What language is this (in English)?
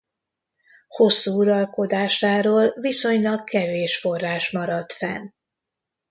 Hungarian